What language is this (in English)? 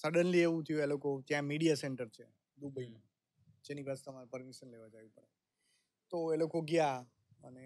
Gujarati